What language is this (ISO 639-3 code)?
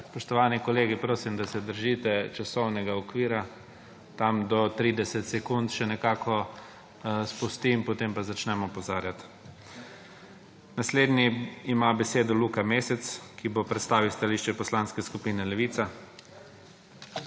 slv